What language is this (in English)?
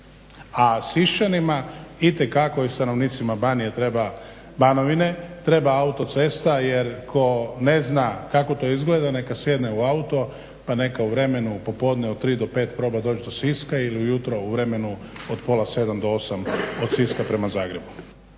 Croatian